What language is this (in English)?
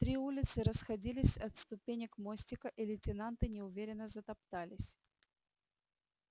Russian